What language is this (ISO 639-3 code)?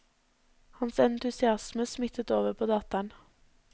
nor